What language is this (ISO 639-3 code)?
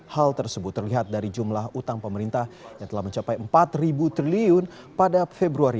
ind